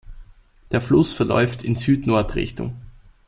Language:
German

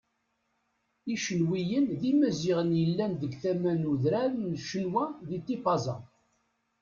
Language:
Kabyle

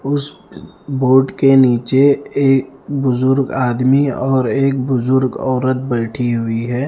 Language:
Hindi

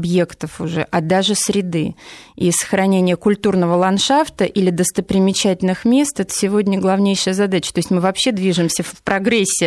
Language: Russian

